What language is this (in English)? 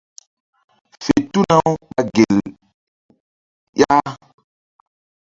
Mbum